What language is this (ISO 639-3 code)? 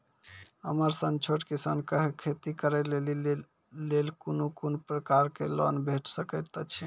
mai